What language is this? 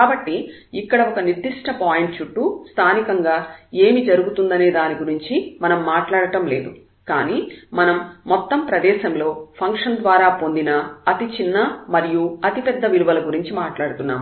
Telugu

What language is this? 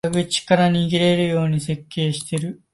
Japanese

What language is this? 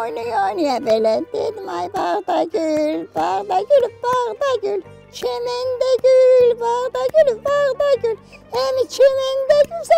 Turkish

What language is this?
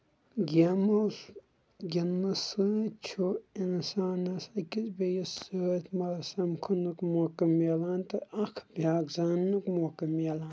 Kashmiri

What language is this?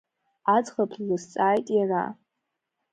Abkhazian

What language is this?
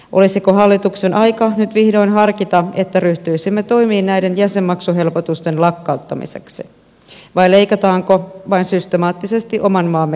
Finnish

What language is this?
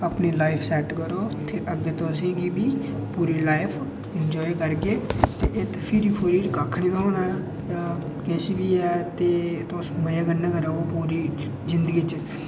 Dogri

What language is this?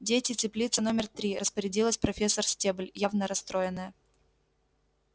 Russian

